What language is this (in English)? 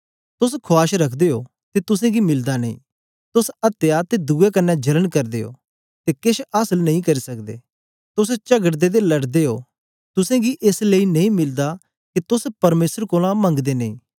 Dogri